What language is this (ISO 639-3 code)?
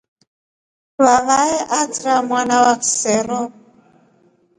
rof